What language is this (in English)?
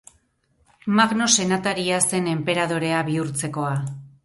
Basque